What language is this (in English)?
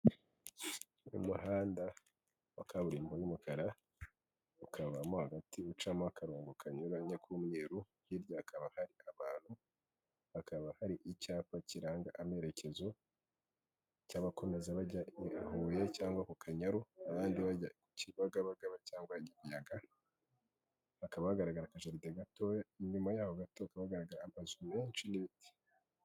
Kinyarwanda